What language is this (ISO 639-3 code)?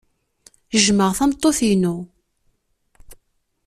kab